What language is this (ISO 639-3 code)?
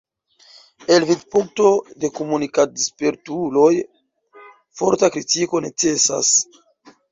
epo